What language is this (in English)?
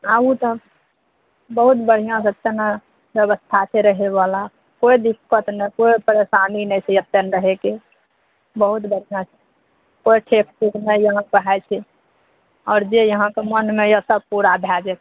Maithili